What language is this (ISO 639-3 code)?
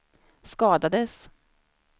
swe